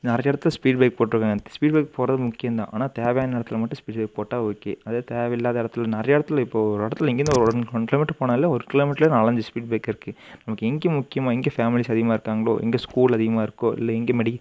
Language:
Tamil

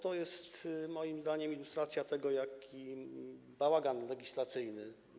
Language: Polish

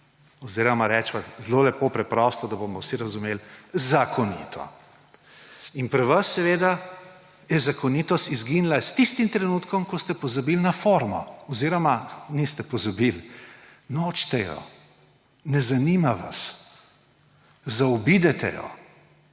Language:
Slovenian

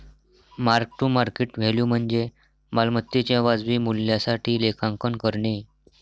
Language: Marathi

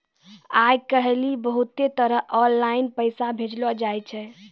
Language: Maithili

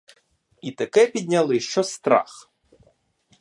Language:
Ukrainian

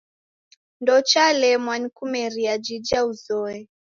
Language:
Taita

